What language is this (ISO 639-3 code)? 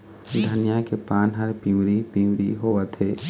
hne